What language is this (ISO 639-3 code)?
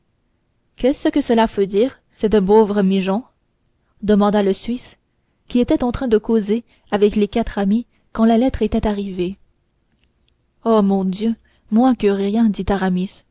fra